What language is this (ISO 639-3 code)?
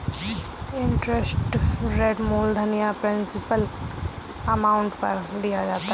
hin